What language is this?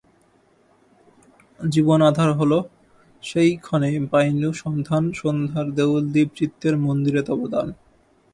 Bangla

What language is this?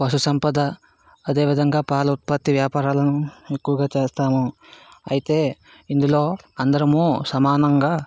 Telugu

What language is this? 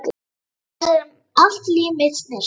Icelandic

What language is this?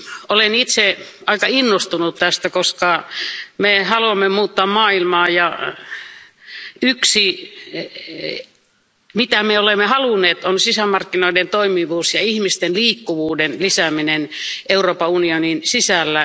Finnish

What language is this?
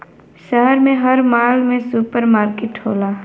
Bhojpuri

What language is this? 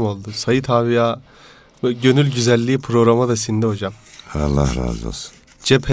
Turkish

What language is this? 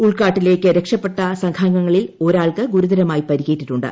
Malayalam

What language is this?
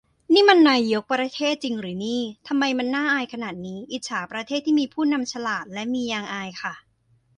Thai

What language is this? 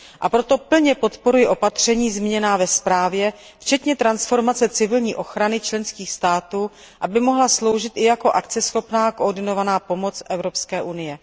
Czech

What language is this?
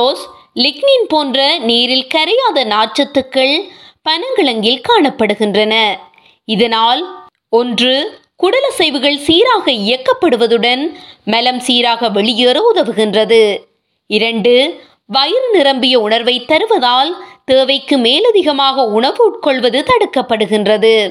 Tamil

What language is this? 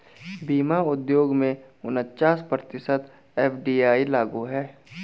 Hindi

